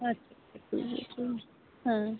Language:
Santali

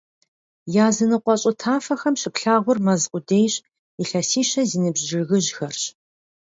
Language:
Kabardian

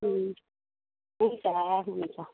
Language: Nepali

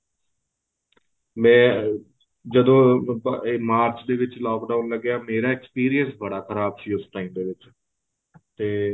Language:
Punjabi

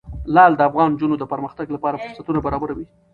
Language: Pashto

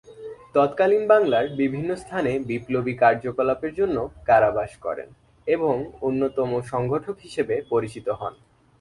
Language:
Bangla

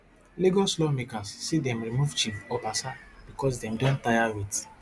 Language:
Nigerian Pidgin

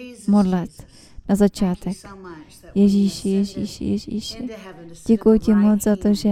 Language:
Czech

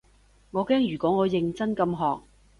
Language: Cantonese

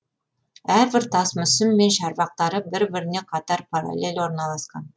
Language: Kazakh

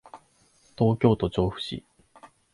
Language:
Japanese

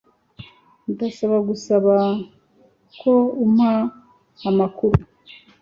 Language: Kinyarwanda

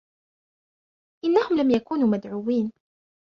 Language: Arabic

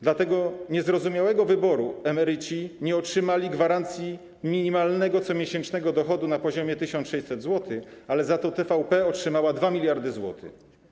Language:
Polish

